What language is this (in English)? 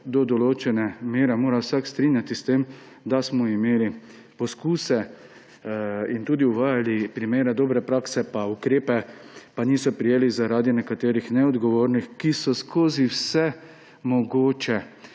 Slovenian